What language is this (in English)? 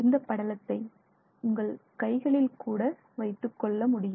Tamil